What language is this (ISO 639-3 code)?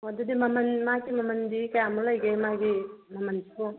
mni